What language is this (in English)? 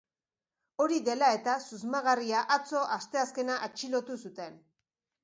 Basque